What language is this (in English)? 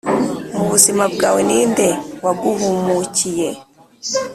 Kinyarwanda